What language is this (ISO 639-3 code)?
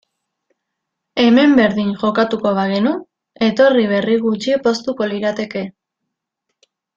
eus